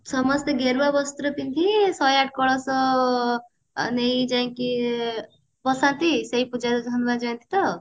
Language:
Odia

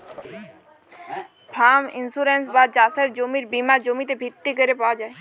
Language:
Bangla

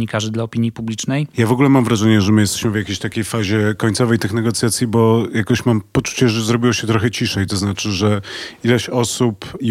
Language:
Polish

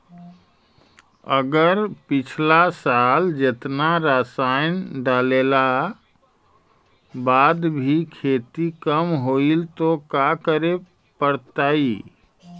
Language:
Magahi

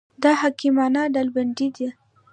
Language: Pashto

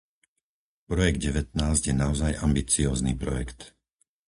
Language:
Slovak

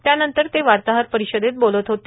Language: Marathi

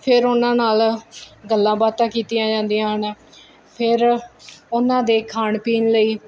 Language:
Punjabi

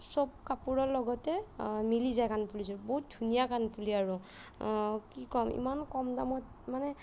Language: Assamese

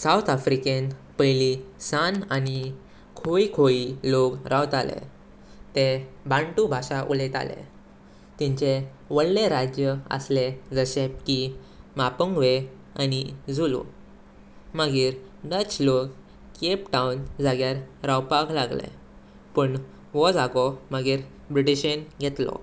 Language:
Konkani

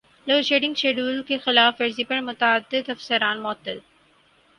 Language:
Urdu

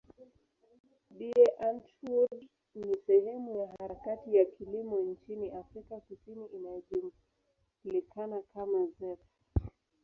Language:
Swahili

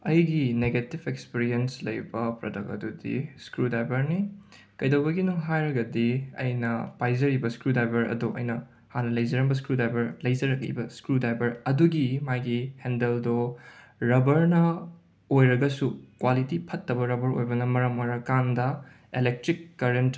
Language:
Manipuri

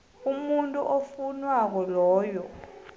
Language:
South Ndebele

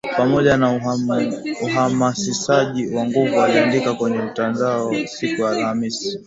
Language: Swahili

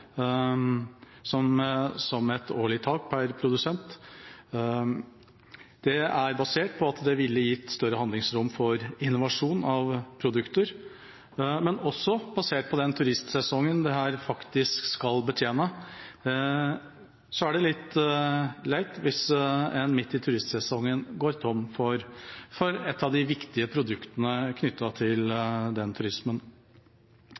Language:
Norwegian Bokmål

